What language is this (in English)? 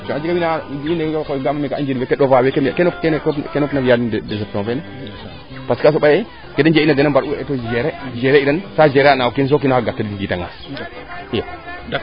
Serer